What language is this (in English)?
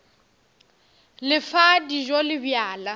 Northern Sotho